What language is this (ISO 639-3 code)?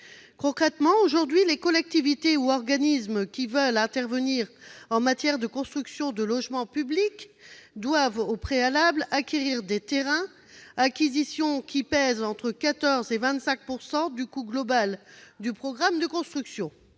fra